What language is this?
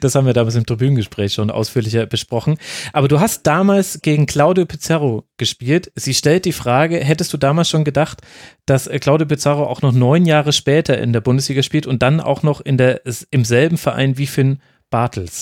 German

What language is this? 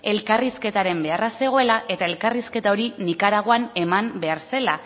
Basque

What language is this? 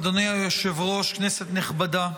Hebrew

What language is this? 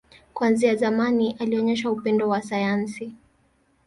Swahili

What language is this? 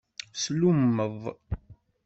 Kabyle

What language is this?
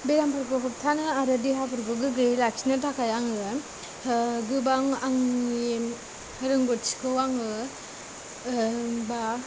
Bodo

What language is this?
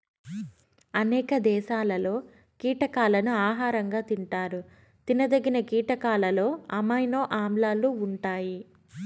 Telugu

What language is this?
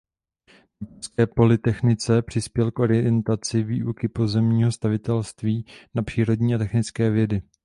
Czech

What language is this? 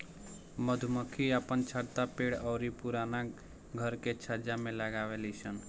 Bhojpuri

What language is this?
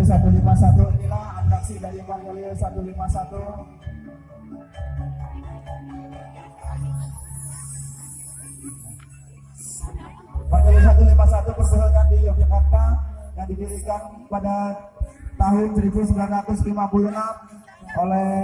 Indonesian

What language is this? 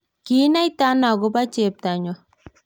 Kalenjin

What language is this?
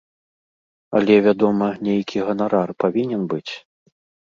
Belarusian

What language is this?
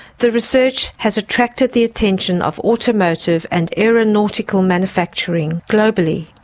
English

